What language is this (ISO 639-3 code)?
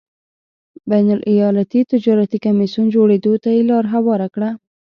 pus